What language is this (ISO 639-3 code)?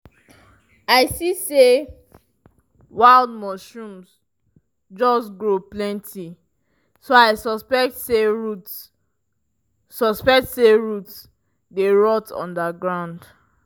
pcm